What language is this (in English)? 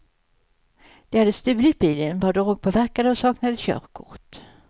Swedish